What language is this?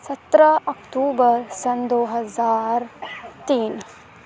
Urdu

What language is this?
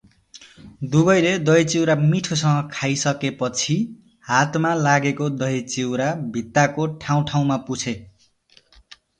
Nepali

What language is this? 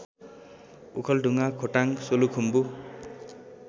Nepali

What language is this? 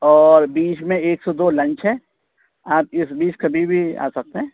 Urdu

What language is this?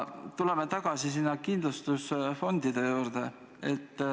Estonian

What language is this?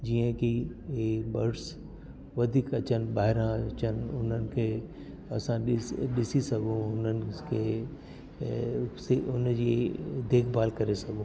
Sindhi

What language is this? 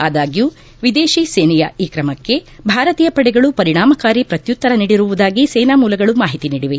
Kannada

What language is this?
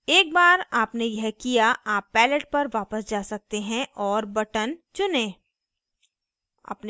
Hindi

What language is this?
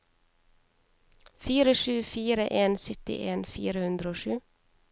Norwegian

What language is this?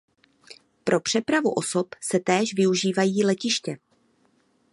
Czech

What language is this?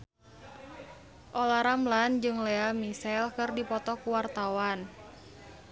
Sundanese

